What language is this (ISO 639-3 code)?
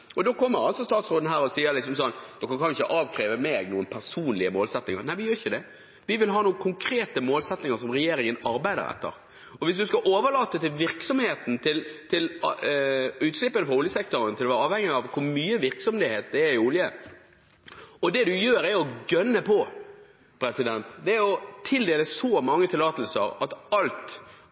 nob